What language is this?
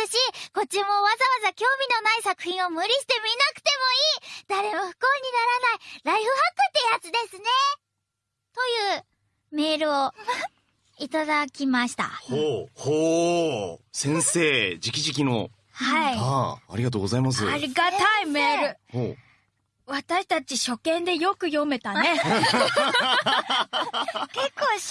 Japanese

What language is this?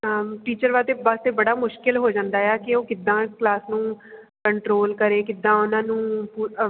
Punjabi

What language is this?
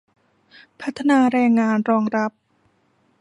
Thai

